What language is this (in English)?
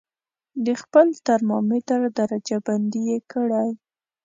Pashto